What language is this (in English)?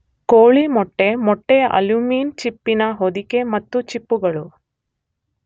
Kannada